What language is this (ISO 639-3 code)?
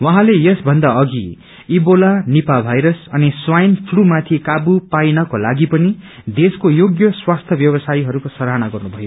nep